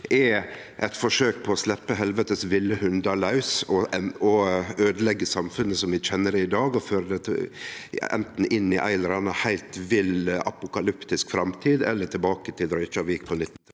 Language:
Norwegian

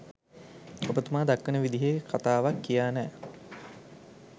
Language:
Sinhala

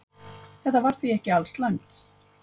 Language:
Icelandic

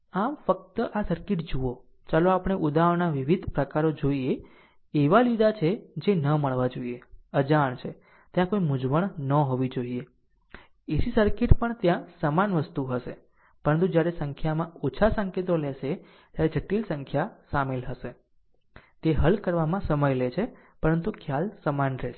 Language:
Gujarati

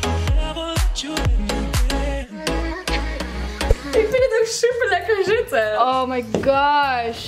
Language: Dutch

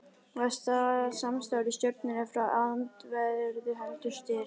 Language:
Icelandic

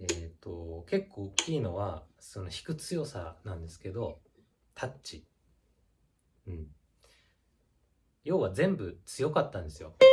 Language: Japanese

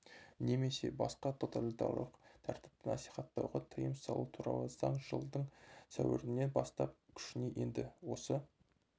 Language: Kazakh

